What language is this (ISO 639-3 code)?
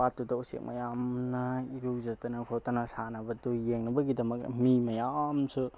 mni